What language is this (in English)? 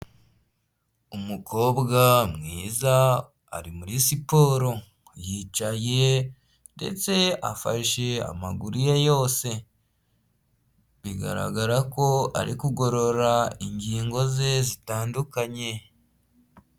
Kinyarwanda